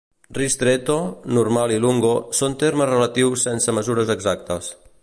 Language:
Catalan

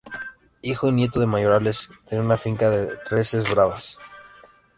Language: Spanish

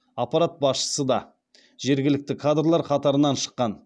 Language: Kazakh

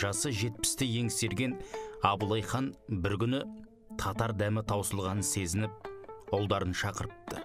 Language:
Turkish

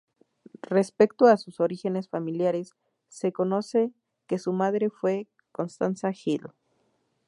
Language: Spanish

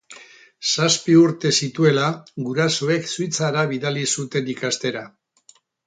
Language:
Basque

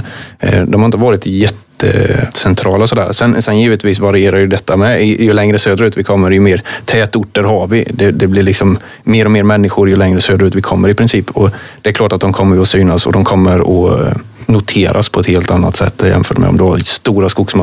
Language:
Swedish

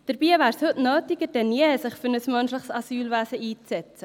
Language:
Swiss German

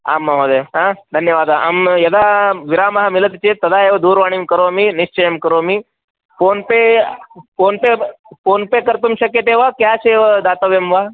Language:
Sanskrit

